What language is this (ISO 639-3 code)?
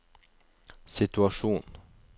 nor